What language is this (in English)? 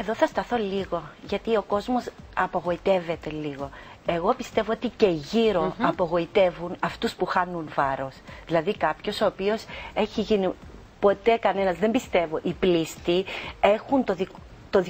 Greek